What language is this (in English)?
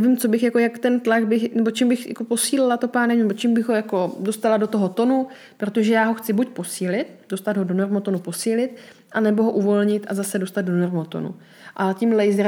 Czech